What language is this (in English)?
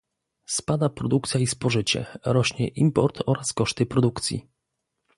Polish